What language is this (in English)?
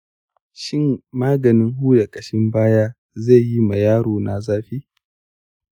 Hausa